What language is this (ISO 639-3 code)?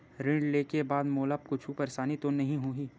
hne